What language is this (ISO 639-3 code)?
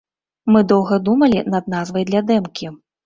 bel